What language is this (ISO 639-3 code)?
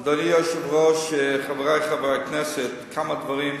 heb